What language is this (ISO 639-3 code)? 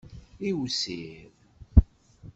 kab